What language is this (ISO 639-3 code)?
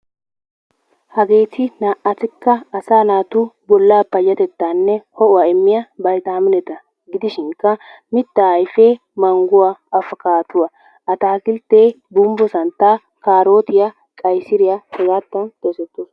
wal